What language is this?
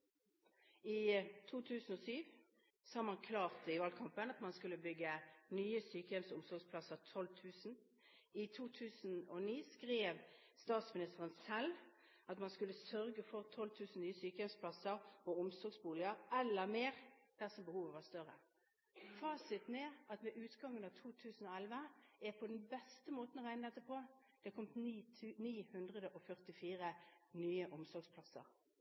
Norwegian Bokmål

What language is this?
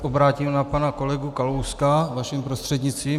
Czech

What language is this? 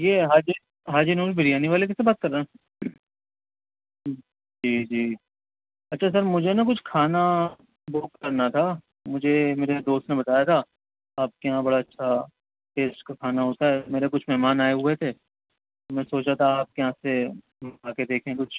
Urdu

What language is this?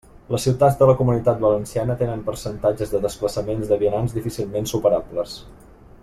Catalan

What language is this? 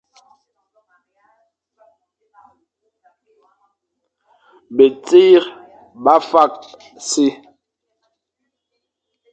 Fang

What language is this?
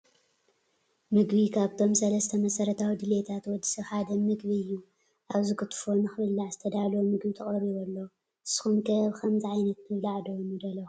Tigrinya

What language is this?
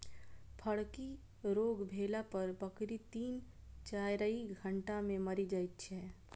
Maithili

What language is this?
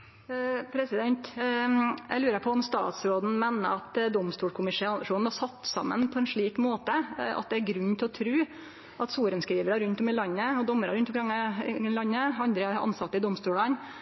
Norwegian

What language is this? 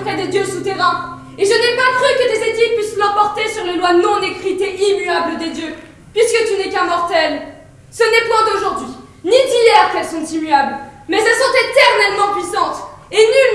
French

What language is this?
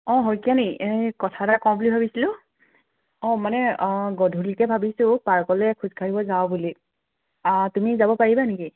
Assamese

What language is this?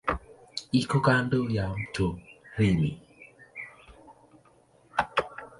Swahili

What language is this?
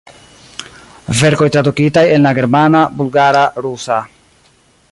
Esperanto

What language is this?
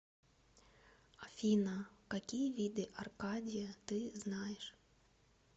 Russian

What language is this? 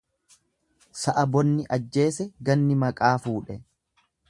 Oromo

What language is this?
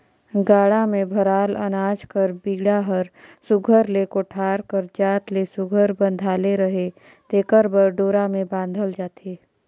Chhattisgarhi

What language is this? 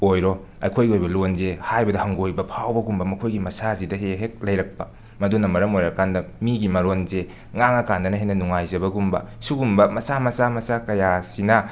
Manipuri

